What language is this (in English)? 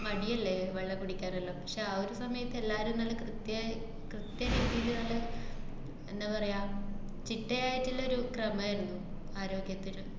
Malayalam